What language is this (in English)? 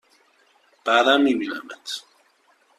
Persian